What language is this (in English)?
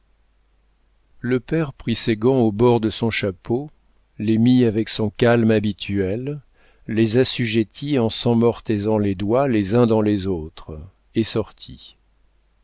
French